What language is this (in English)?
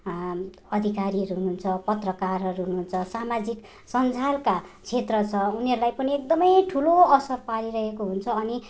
Nepali